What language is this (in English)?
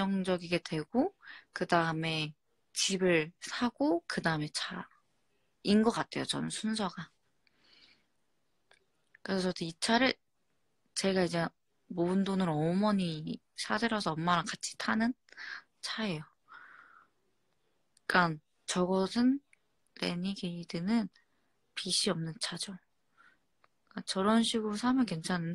Korean